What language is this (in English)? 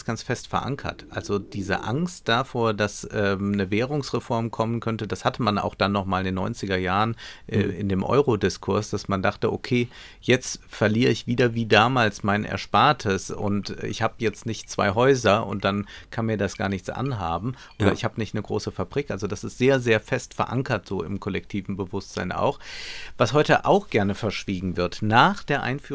German